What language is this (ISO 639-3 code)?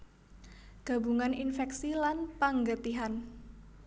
jav